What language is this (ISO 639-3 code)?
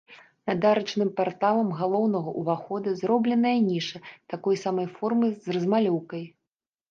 bel